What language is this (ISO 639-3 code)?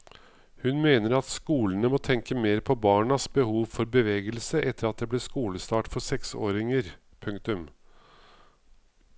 nor